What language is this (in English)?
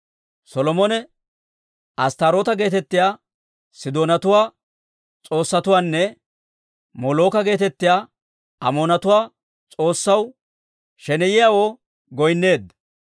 Dawro